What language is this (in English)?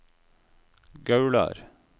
Norwegian